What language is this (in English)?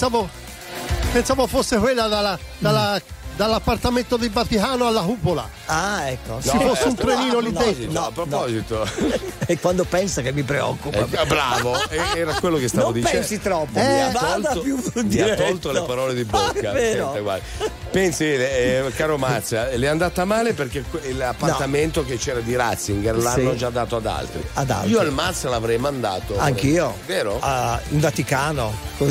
Italian